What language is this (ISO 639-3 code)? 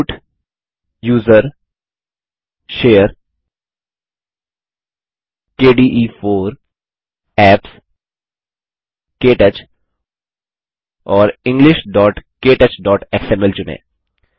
hin